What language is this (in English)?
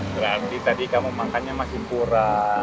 Indonesian